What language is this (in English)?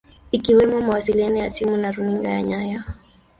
Swahili